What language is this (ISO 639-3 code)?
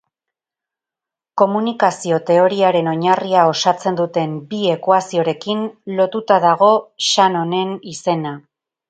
eus